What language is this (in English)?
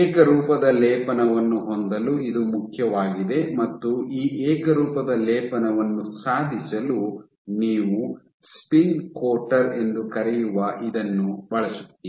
Kannada